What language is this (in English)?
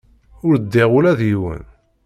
Kabyle